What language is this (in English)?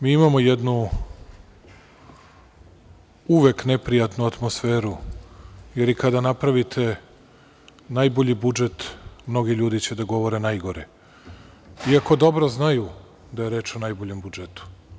Serbian